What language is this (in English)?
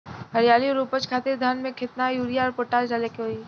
Bhojpuri